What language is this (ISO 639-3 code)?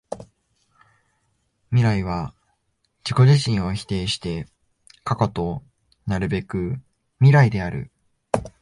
jpn